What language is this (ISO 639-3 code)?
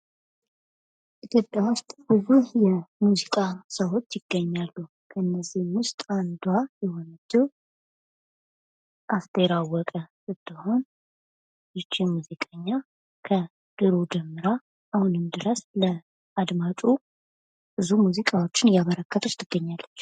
amh